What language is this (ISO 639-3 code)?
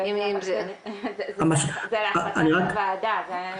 heb